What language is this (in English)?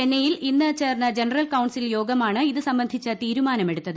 Malayalam